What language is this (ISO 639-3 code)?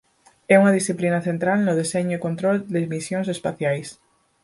glg